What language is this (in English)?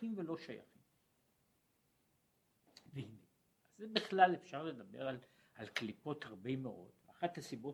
Hebrew